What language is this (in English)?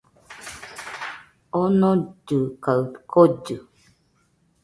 Nüpode Huitoto